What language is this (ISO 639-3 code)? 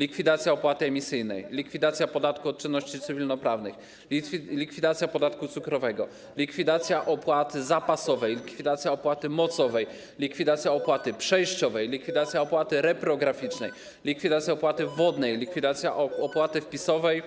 pol